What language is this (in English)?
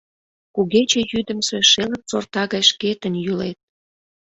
Mari